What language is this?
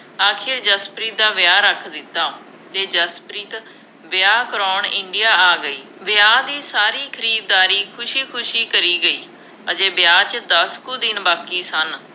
Punjabi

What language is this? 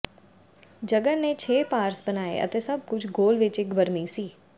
Punjabi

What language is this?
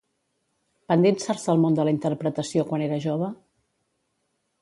Catalan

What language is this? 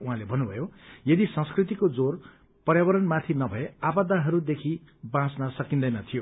Nepali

